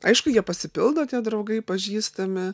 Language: Lithuanian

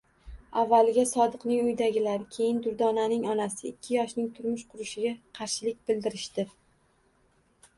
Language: Uzbek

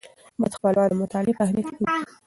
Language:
Pashto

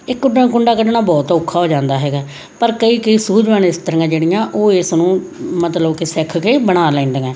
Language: Punjabi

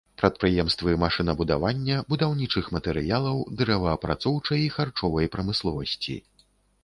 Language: Belarusian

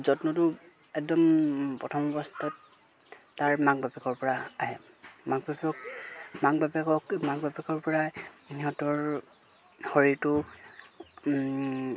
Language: Assamese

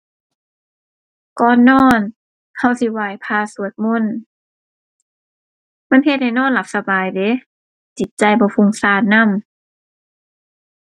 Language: Thai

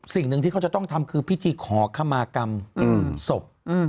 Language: Thai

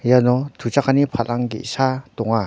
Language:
Garo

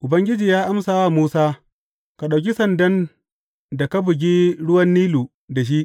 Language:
Hausa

